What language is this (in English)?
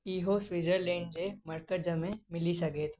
Sindhi